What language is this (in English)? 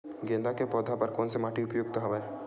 Chhattisgarhi